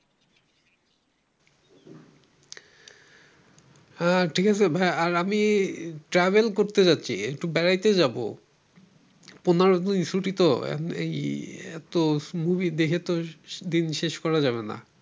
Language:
Bangla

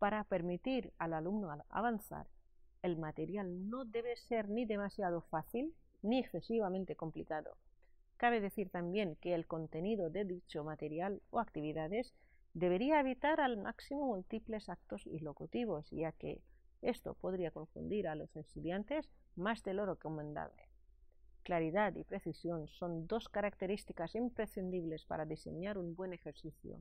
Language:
Spanish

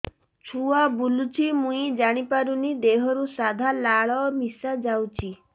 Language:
Odia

